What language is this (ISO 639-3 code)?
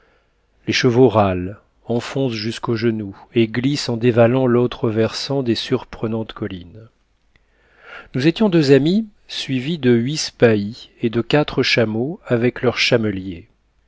fra